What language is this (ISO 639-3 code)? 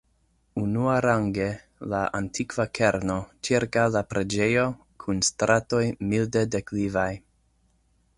epo